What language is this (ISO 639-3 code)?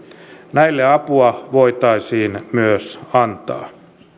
fin